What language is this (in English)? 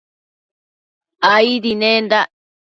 Matsés